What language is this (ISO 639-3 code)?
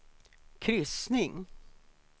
swe